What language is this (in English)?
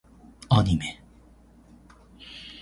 Japanese